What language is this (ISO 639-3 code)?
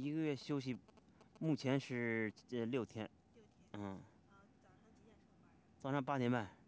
zho